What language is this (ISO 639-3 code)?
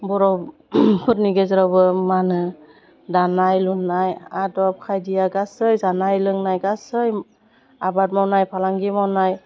brx